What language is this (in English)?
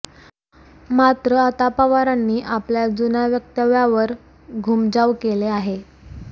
Marathi